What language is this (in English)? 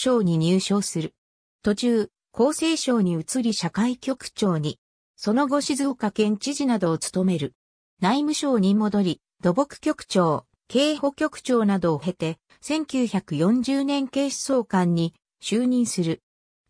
Japanese